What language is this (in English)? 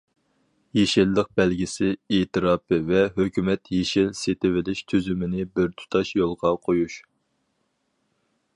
Uyghur